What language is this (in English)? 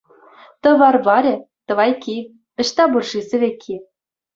Chuvash